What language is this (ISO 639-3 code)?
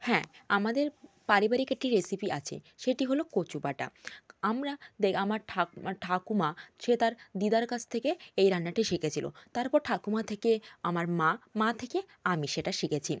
ben